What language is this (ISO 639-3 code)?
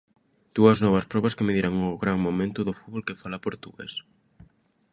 glg